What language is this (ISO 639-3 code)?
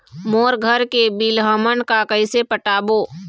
hne